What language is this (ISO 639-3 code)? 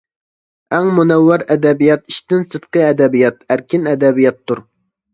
uig